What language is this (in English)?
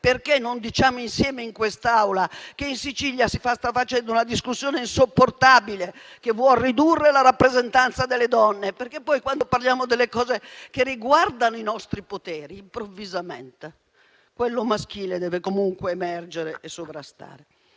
Italian